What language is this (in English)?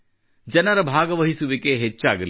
Kannada